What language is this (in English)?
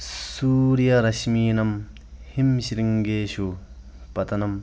Sanskrit